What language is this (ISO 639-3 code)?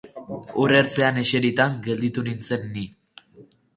eus